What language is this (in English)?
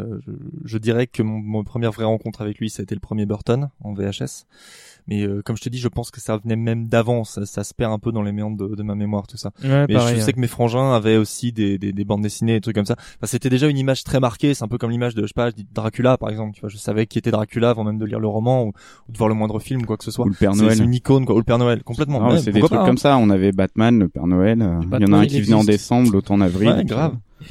French